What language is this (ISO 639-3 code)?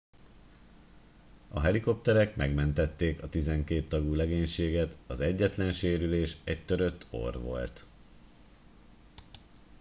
hun